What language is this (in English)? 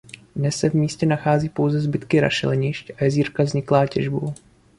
Czech